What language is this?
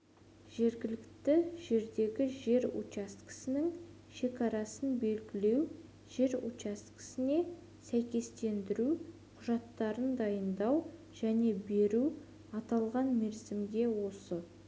Kazakh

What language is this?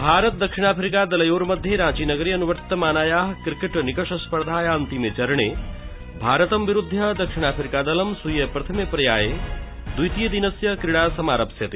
Sanskrit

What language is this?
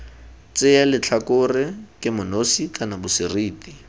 Tswana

